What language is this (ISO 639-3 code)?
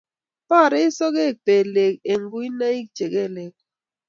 kln